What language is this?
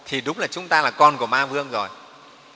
Vietnamese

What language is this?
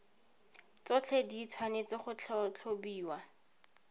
Tswana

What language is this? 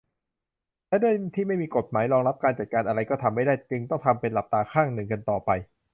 Thai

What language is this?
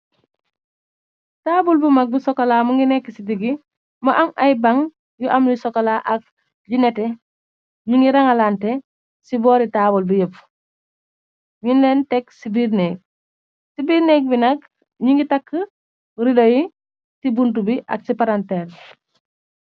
Wolof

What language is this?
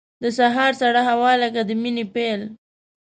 Pashto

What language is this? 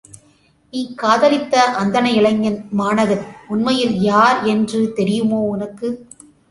Tamil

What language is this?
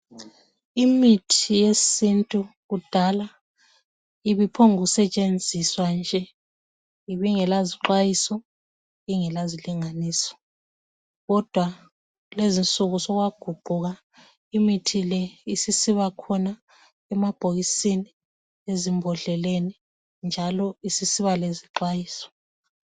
North Ndebele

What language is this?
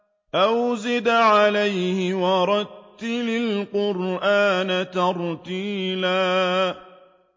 Arabic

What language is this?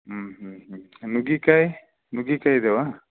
Kannada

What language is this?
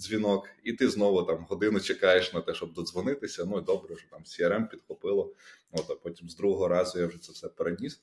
Ukrainian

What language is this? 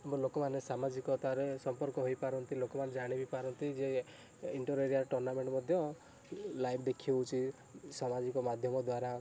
Odia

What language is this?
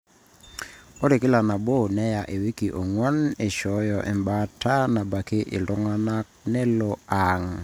Masai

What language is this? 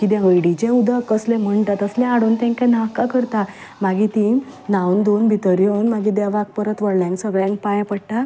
Konkani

